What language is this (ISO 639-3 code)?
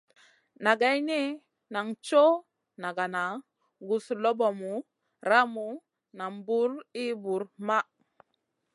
mcn